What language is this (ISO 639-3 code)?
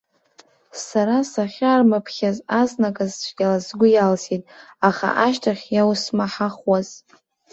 abk